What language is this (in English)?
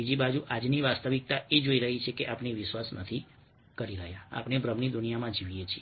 Gujarati